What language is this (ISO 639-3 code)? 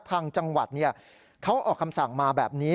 tha